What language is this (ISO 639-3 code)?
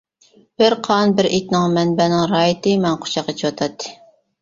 uig